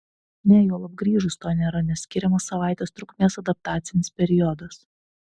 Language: Lithuanian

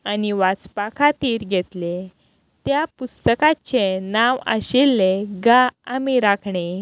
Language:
Konkani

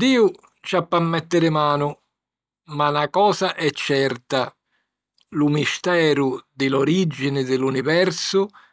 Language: Sicilian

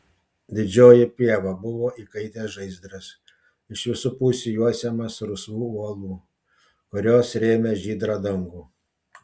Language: Lithuanian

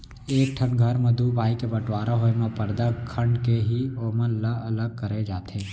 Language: Chhattisgarhi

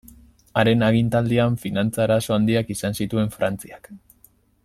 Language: Basque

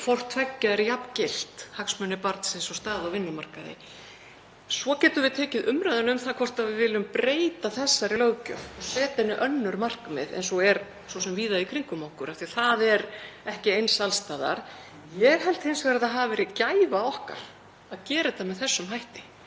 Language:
Icelandic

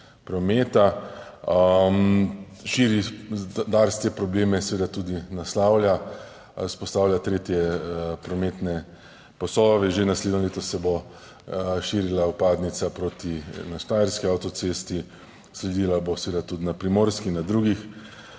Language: Slovenian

